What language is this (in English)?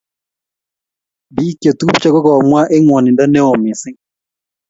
Kalenjin